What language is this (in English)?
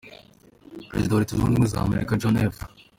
Kinyarwanda